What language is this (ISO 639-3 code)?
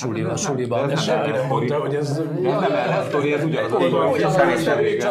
hun